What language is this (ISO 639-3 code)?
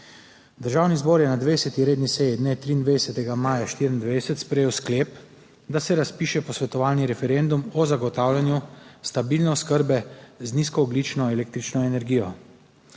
slv